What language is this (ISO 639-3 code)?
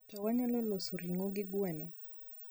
luo